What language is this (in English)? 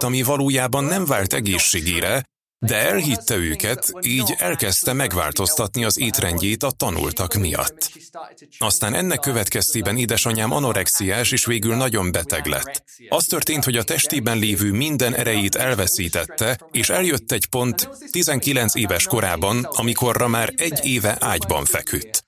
Hungarian